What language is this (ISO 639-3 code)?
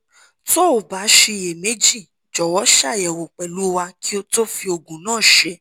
yor